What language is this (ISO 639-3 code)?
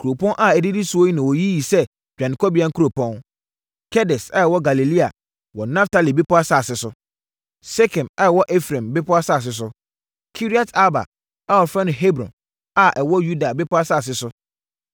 aka